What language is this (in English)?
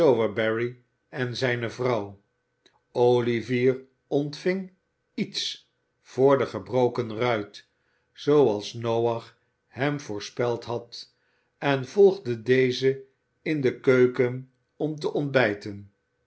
Dutch